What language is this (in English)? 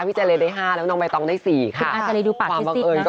Thai